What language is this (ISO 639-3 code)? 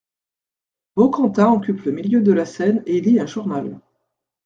fra